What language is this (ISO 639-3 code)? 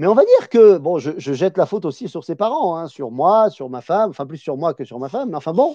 fra